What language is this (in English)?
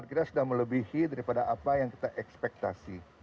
Indonesian